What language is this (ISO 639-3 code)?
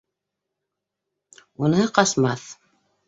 bak